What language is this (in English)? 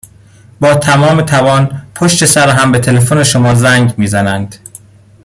Persian